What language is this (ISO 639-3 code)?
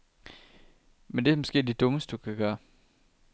dan